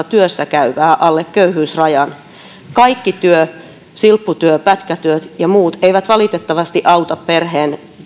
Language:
Finnish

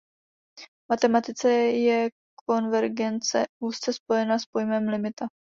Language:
Czech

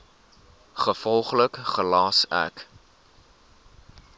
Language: Afrikaans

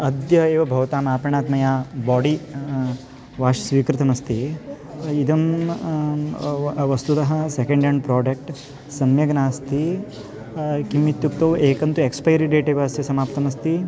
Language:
Sanskrit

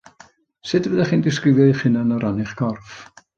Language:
Welsh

